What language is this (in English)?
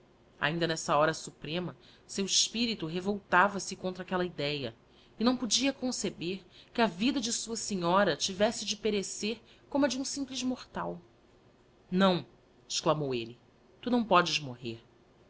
Portuguese